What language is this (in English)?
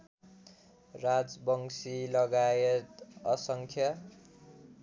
Nepali